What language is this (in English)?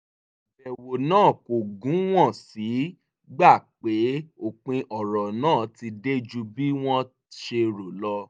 Yoruba